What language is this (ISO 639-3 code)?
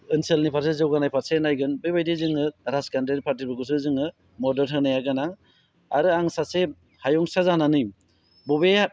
brx